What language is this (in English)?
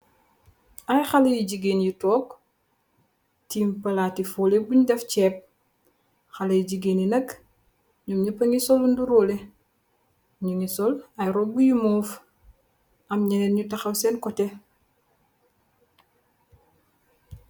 Wolof